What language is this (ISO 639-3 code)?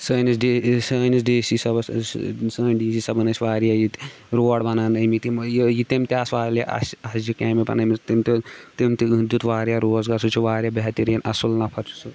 kas